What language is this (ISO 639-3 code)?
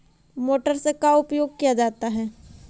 mag